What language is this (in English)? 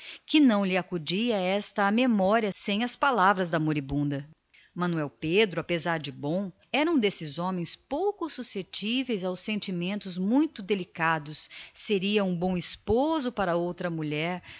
Portuguese